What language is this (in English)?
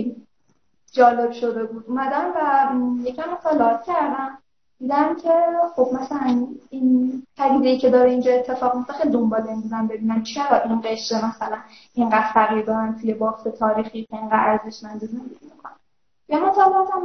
Persian